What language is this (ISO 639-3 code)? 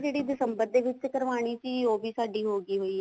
pan